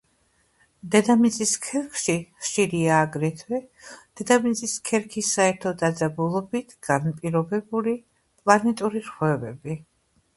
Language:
Georgian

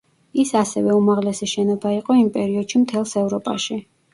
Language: Georgian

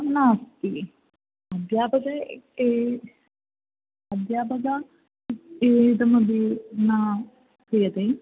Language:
Sanskrit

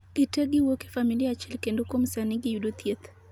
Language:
Luo (Kenya and Tanzania)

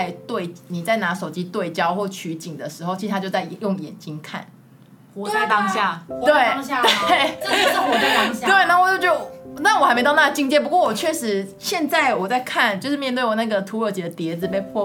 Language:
Chinese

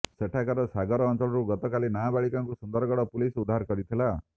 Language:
Odia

